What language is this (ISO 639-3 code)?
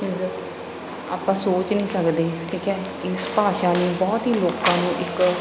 pan